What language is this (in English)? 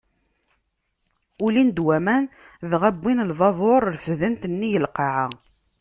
Kabyle